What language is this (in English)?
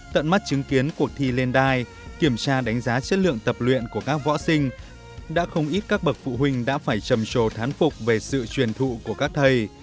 Vietnamese